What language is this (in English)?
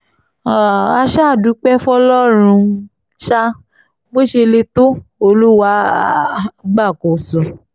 Yoruba